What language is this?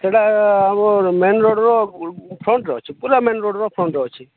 Odia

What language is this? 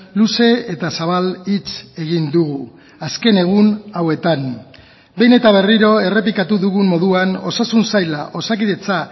Basque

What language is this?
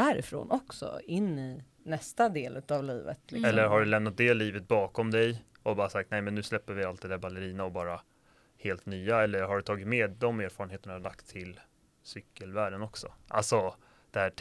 Swedish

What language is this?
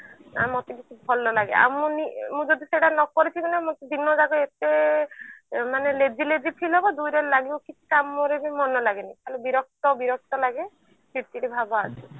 Odia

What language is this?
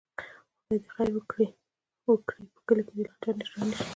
Pashto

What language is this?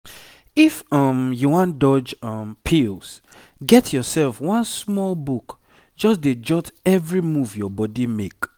Nigerian Pidgin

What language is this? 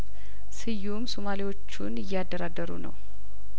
Amharic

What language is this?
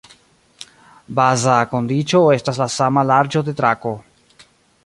Esperanto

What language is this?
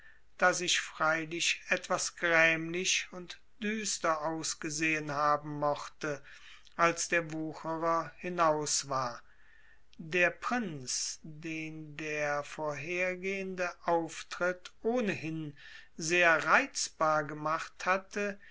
German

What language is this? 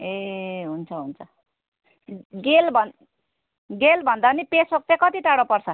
Nepali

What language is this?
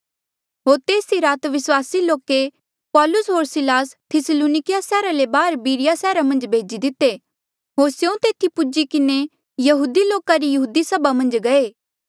Mandeali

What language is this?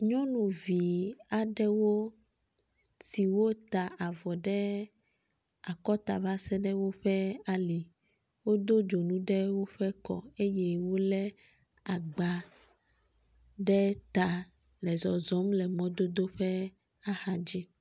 Ewe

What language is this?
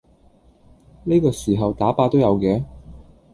Cantonese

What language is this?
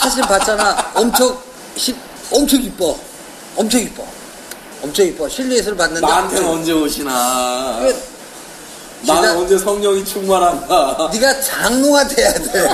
Korean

